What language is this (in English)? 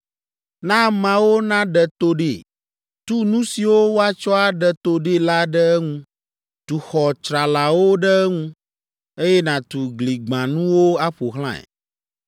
Ewe